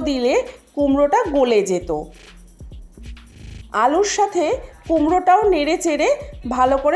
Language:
Bangla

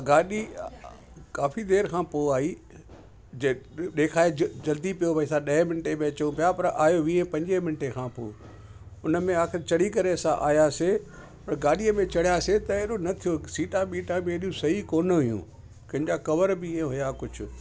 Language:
Sindhi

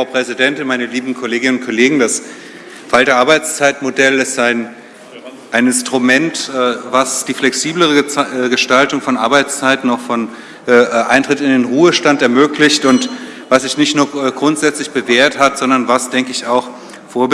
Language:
German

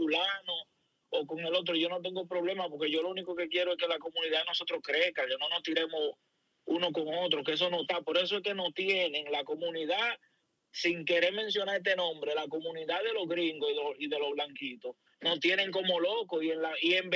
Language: Spanish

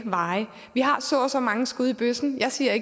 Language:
Danish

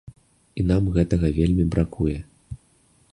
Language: Belarusian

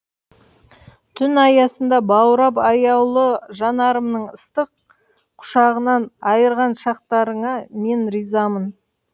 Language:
Kazakh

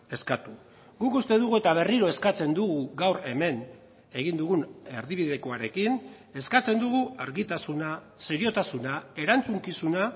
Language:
Basque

